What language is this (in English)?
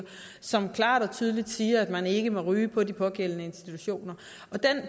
Danish